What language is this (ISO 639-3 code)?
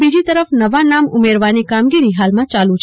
guj